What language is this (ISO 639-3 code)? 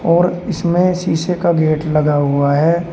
hin